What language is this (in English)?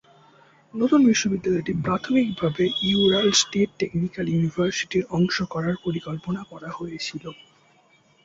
Bangla